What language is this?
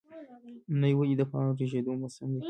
Pashto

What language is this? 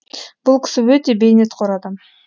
Kazakh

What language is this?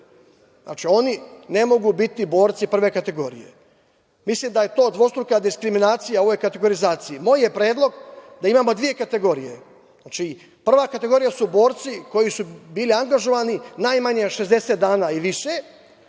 Serbian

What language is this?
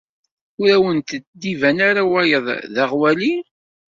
Kabyle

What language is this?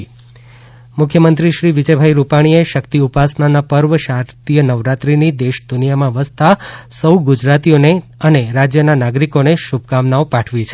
Gujarati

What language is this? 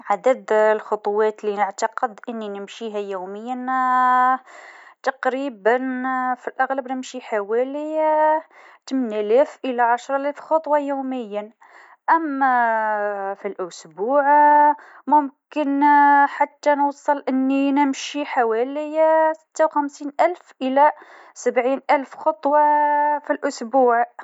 Tunisian Arabic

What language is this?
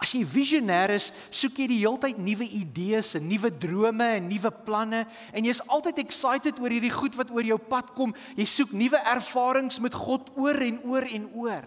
Dutch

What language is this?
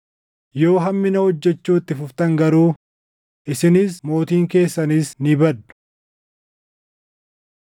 Oromo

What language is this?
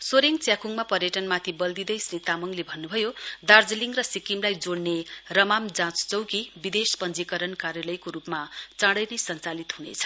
Nepali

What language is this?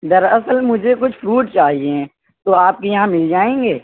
Urdu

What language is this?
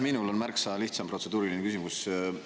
Estonian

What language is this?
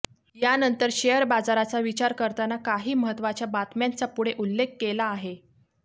Marathi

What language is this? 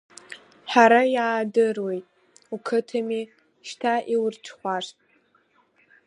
Abkhazian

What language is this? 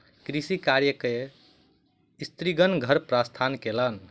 Maithili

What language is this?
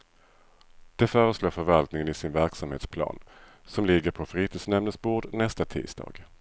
Swedish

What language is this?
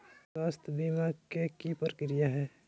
Magahi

